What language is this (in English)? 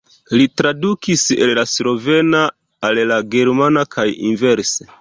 Esperanto